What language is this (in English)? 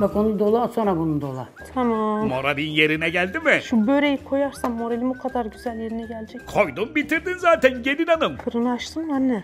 Turkish